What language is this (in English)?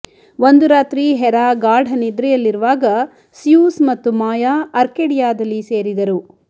Kannada